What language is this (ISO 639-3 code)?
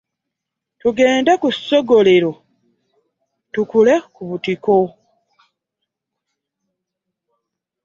lug